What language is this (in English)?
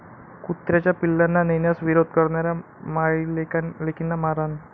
Marathi